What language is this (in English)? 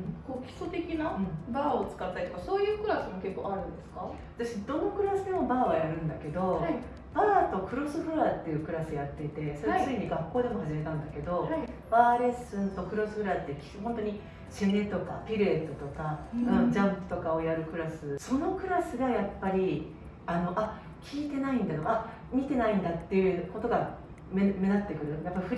Japanese